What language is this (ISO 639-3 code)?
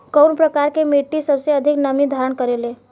bho